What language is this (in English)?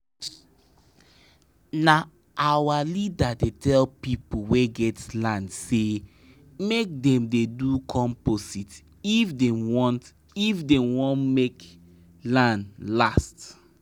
Nigerian Pidgin